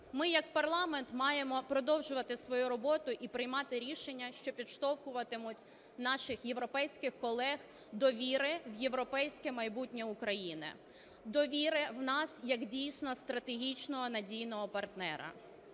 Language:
Ukrainian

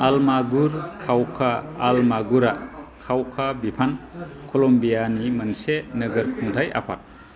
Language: Bodo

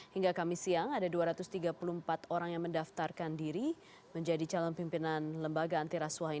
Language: Indonesian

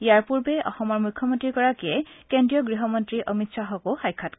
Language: Assamese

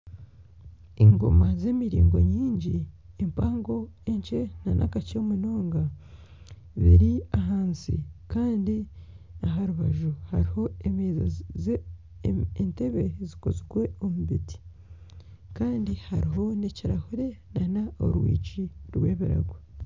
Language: Nyankole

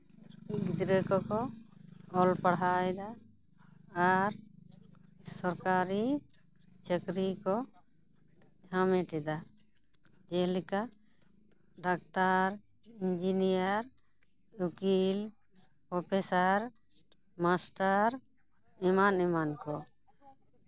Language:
Santali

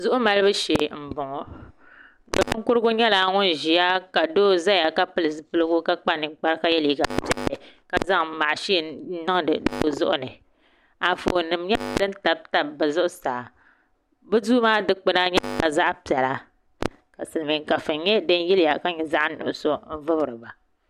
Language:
Dagbani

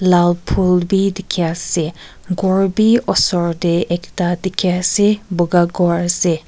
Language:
Naga Pidgin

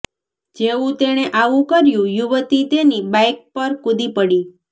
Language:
Gujarati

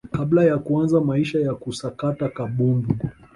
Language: Swahili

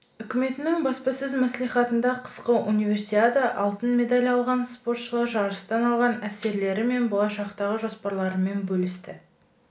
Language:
Kazakh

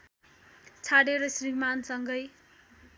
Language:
Nepali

